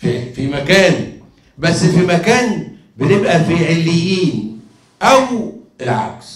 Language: Arabic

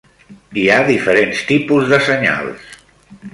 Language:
Catalan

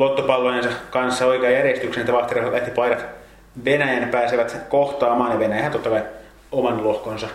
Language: Finnish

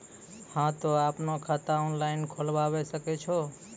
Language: Maithili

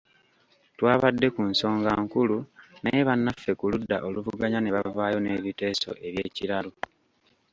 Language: Ganda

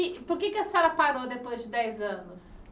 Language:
Portuguese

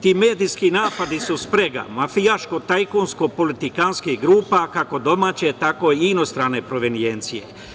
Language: Serbian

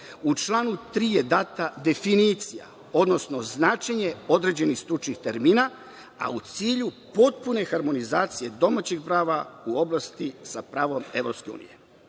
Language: Serbian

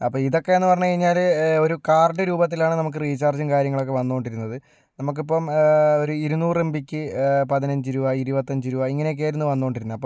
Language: Malayalam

